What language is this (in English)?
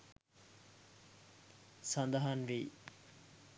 Sinhala